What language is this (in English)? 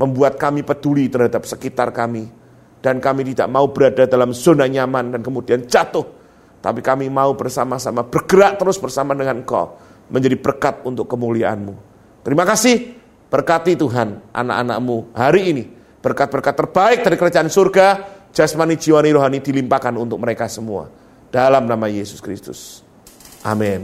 Indonesian